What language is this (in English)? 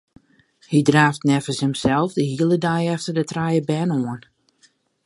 Western Frisian